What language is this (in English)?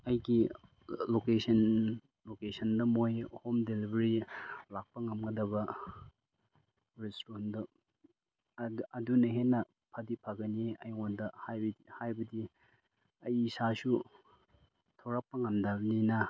Manipuri